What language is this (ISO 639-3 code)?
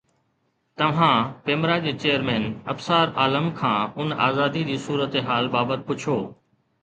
snd